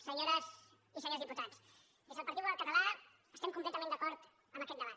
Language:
Catalan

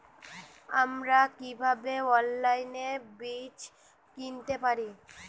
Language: Bangla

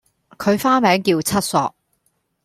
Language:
Cantonese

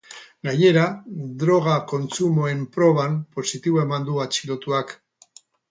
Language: Basque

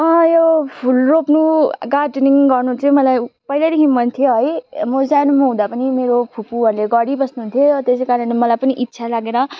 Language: Nepali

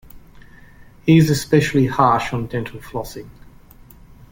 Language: English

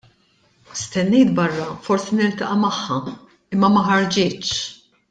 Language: Maltese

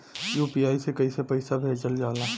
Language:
Bhojpuri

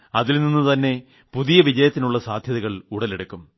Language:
Malayalam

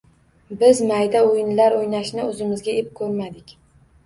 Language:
Uzbek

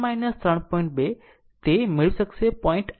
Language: Gujarati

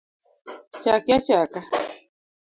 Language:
Luo (Kenya and Tanzania)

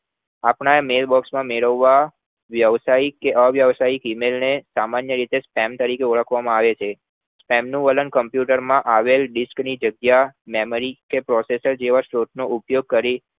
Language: Gujarati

